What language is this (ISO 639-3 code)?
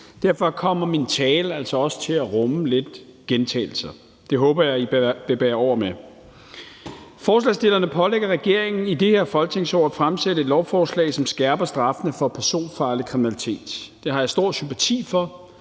dan